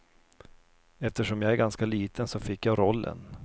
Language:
Swedish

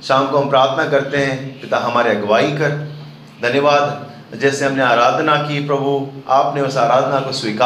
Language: Hindi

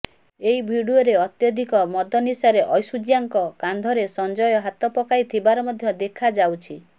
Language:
Odia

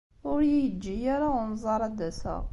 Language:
Kabyle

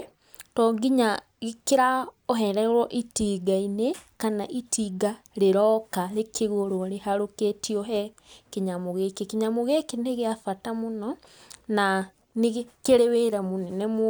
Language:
Kikuyu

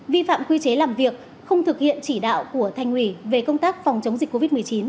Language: Vietnamese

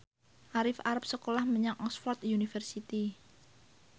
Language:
Javanese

